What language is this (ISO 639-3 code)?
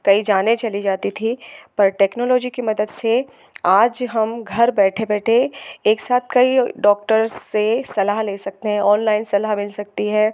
hin